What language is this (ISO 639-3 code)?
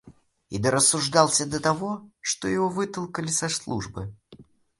rus